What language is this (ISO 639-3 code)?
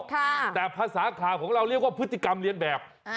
tha